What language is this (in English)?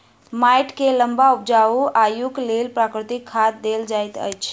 Maithili